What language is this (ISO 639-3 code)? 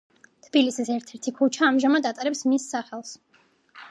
kat